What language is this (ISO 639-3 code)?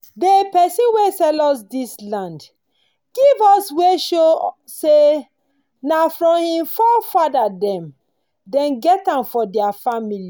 pcm